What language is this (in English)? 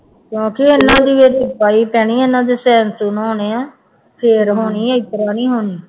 Punjabi